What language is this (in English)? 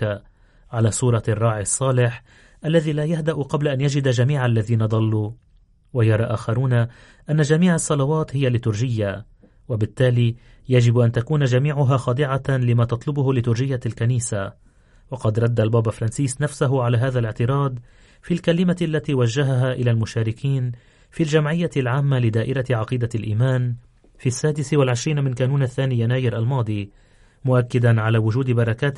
Arabic